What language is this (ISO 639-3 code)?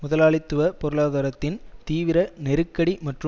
tam